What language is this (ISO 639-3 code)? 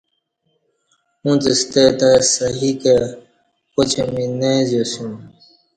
bsh